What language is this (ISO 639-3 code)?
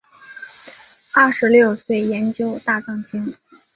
zho